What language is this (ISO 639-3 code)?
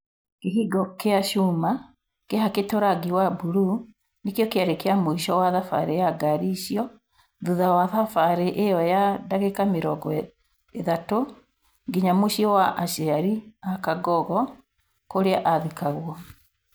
kik